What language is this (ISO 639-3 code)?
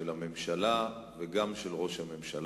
heb